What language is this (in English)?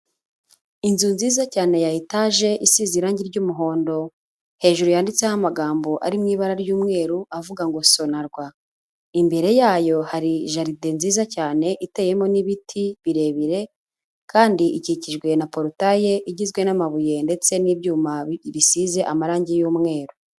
Kinyarwanda